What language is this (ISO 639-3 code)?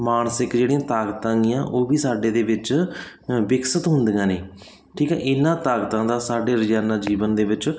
pan